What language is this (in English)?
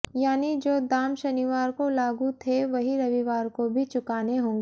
Hindi